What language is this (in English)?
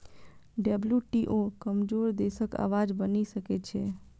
Maithili